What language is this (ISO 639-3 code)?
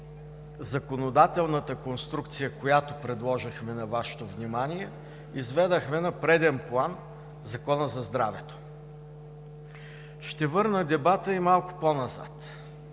bul